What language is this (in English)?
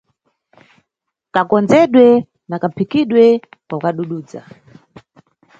Nyungwe